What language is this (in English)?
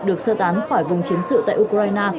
Vietnamese